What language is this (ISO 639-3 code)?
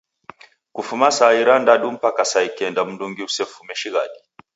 dav